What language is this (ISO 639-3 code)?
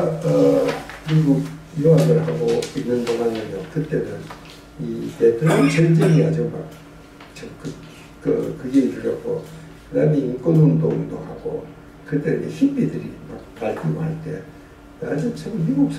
kor